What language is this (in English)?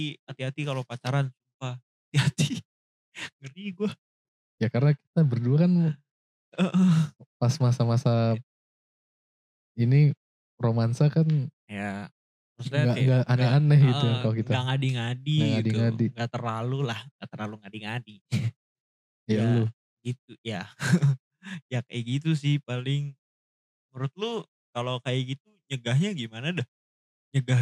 Indonesian